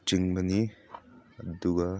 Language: Manipuri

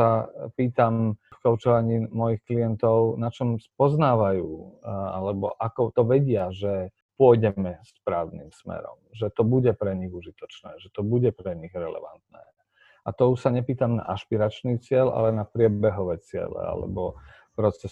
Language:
Slovak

